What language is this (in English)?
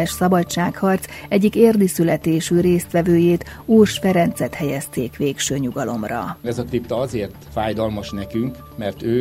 Hungarian